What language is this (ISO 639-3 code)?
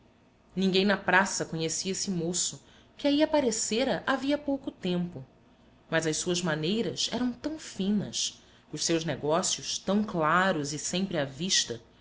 por